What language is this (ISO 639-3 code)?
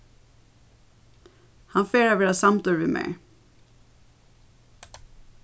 fao